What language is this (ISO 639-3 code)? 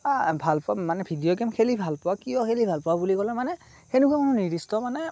asm